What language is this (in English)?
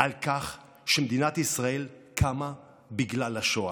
Hebrew